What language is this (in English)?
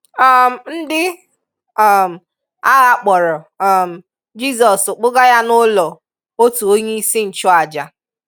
Igbo